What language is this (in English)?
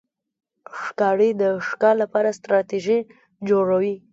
Pashto